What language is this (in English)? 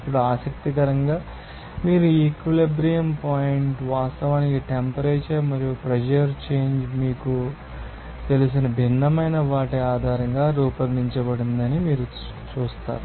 Telugu